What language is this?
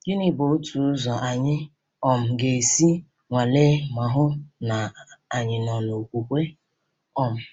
Igbo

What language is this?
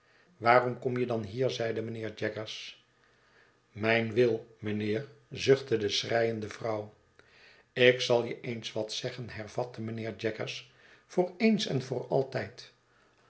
Dutch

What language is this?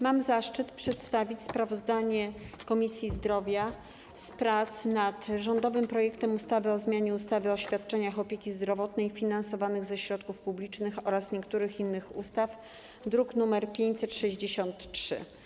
Polish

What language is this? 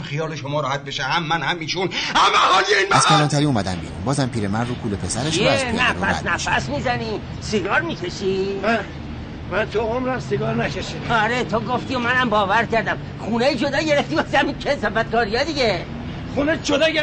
Persian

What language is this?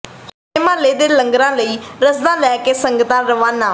Punjabi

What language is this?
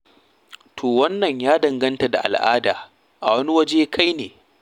Hausa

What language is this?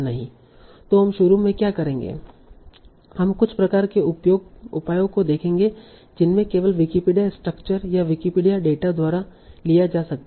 Hindi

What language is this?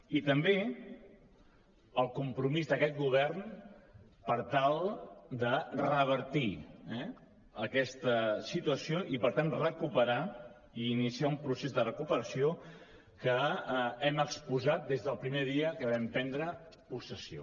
Catalan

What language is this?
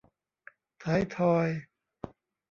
Thai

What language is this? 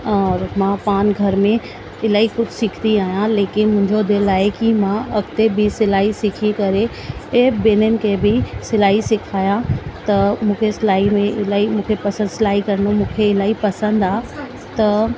Sindhi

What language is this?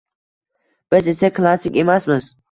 Uzbek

